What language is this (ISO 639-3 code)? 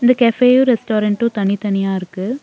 tam